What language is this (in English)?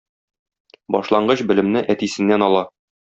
Tatar